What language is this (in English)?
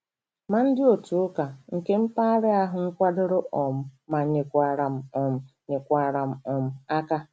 Igbo